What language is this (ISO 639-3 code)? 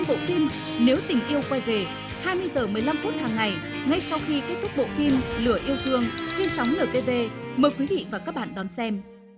vie